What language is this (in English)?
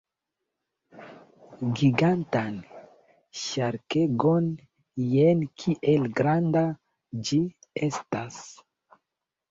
Esperanto